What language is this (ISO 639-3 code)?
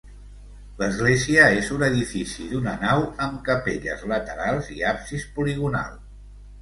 cat